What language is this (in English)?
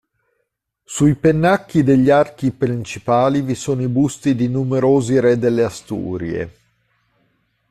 Italian